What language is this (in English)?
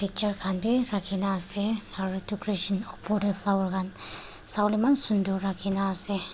Naga Pidgin